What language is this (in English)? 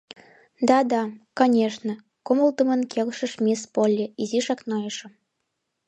Mari